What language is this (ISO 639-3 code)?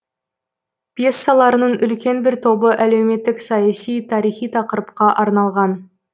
kaz